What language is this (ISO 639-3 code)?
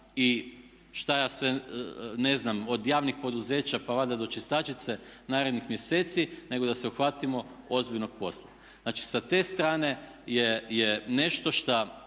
hrv